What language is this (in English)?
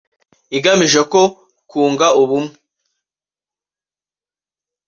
Kinyarwanda